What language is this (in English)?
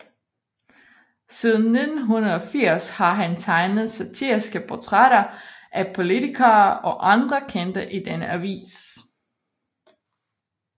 Danish